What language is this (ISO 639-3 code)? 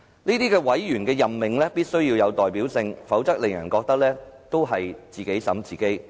yue